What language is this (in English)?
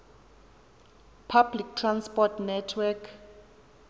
Xhosa